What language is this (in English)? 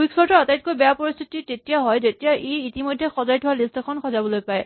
Assamese